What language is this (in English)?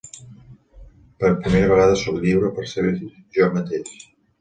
Catalan